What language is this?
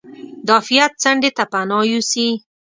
Pashto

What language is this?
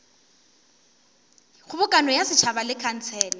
Northern Sotho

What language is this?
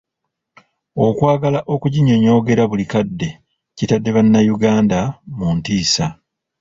Ganda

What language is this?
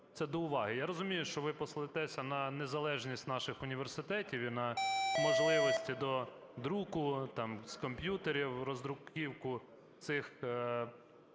Ukrainian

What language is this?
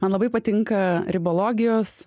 Lithuanian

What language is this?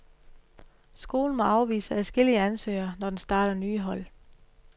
Danish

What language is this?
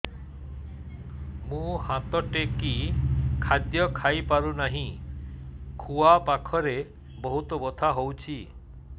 Odia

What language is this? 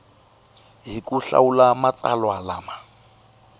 Tsonga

